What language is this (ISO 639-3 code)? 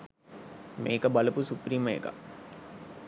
sin